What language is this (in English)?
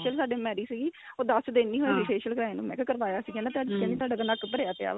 Punjabi